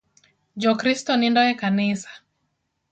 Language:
Luo (Kenya and Tanzania)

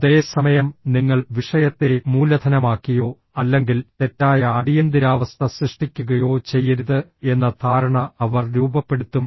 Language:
Malayalam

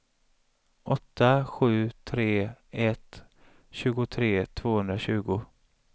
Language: Swedish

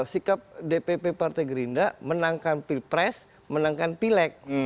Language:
Indonesian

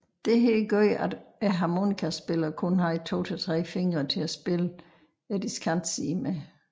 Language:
Danish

